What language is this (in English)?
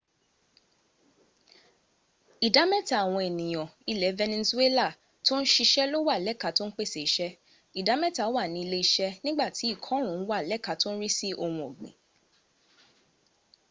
Yoruba